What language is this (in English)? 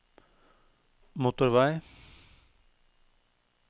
Norwegian